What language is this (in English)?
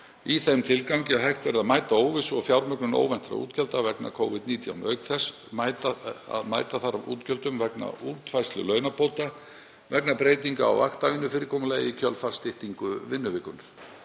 Icelandic